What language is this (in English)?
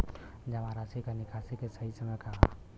Bhojpuri